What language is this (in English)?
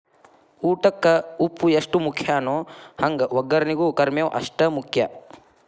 Kannada